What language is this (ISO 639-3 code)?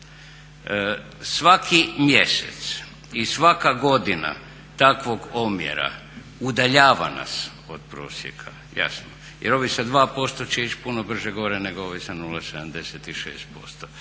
hrv